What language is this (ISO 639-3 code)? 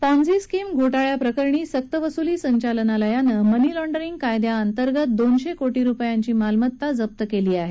mar